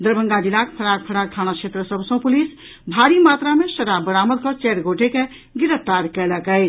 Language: Maithili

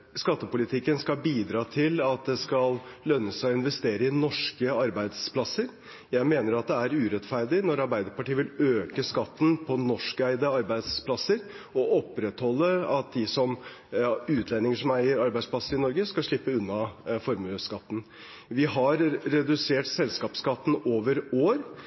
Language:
Norwegian Bokmål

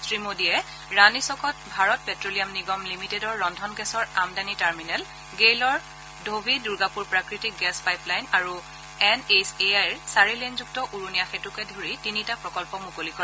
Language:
Assamese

